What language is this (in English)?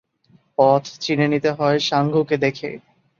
Bangla